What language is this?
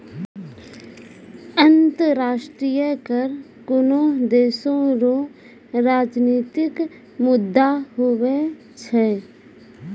Maithili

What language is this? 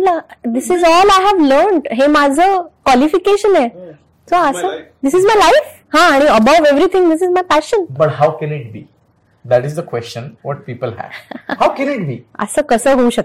Marathi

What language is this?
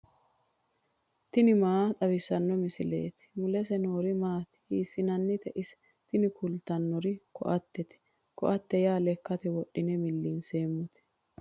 Sidamo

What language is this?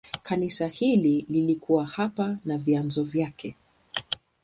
Swahili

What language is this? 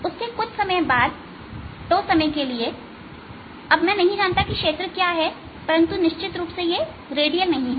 Hindi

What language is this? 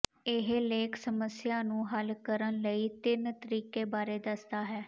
Punjabi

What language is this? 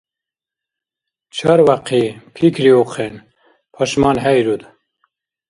Dargwa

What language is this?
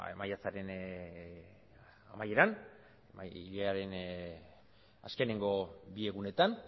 Basque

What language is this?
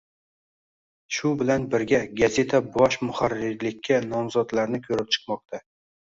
Uzbek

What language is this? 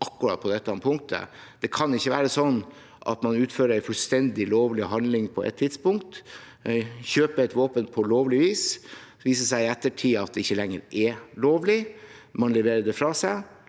Norwegian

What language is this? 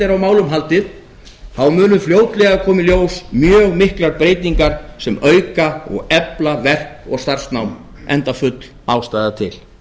Icelandic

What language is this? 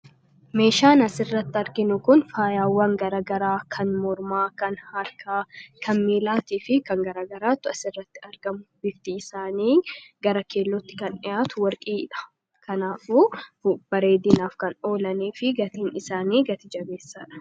Oromo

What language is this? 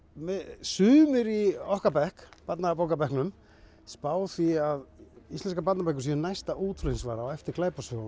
Icelandic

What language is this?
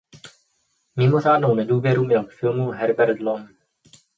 Czech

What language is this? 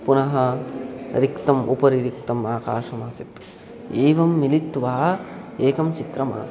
Sanskrit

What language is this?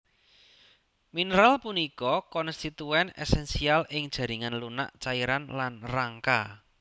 Javanese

